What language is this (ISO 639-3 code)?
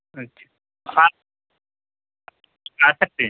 urd